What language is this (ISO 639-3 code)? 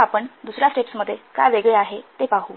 mar